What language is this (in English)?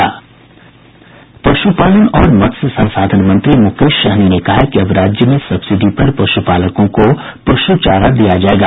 Hindi